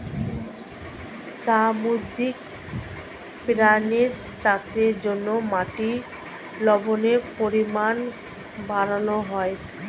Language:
Bangla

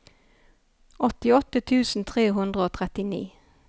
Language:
Norwegian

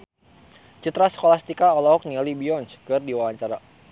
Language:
Sundanese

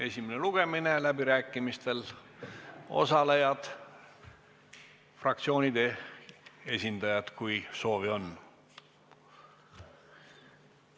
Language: Estonian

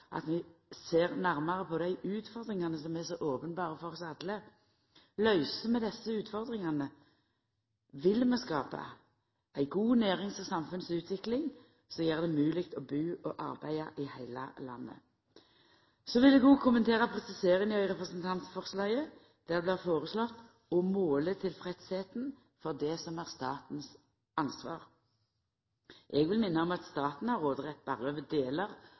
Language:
Norwegian Nynorsk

